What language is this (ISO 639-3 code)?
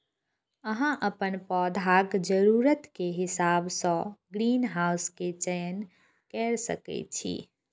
mai